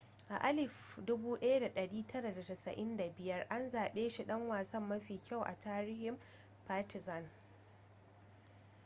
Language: Hausa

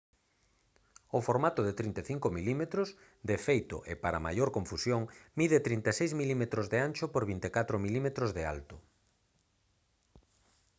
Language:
Galician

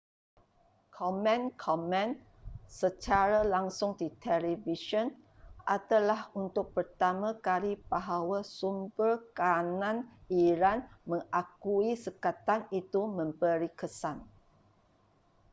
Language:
Malay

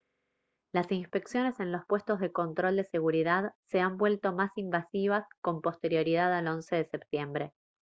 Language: Spanish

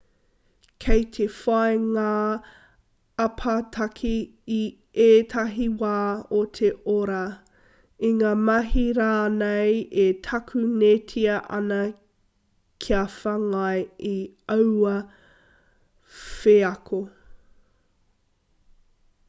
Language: Māori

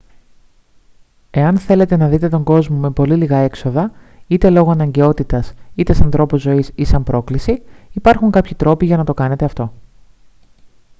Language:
Greek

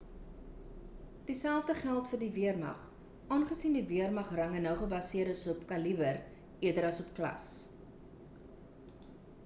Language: Afrikaans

